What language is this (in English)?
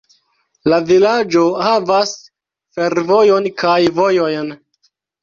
Esperanto